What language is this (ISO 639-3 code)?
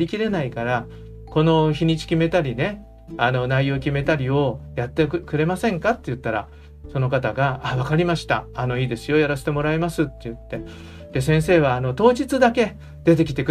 jpn